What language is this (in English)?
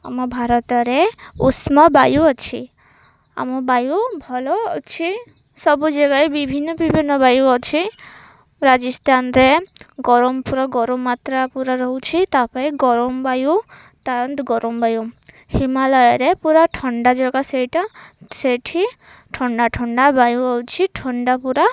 Odia